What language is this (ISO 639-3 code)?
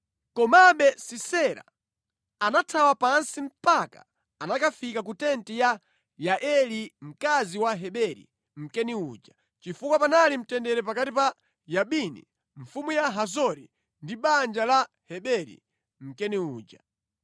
nya